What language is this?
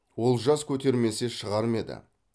Kazakh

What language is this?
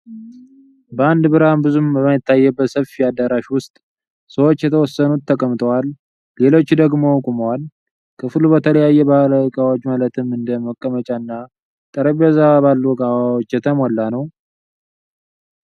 Amharic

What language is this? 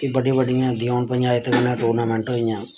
Dogri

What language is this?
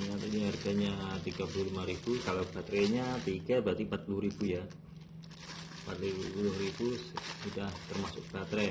Indonesian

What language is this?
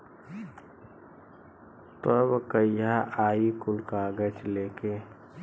Bhojpuri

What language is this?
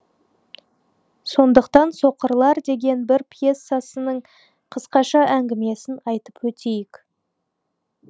Kazakh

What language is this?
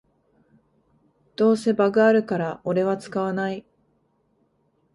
Japanese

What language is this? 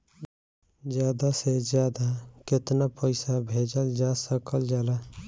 Bhojpuri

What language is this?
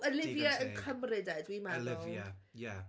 Welsh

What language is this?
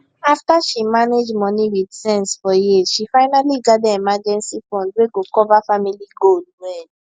Nigerian Pidgin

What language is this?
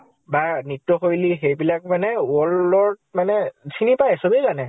Assamese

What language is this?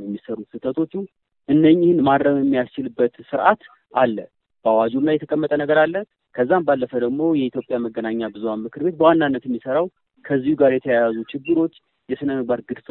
Amharic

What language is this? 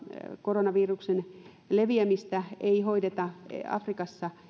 Finnish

